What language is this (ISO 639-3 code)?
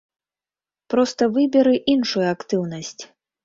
bel